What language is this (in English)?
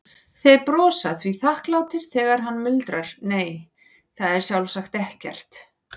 Icelandic